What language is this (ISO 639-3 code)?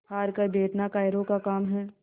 hin